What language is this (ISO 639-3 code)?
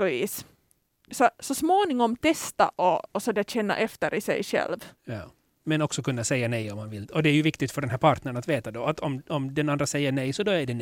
swe